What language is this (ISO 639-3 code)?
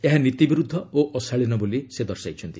ori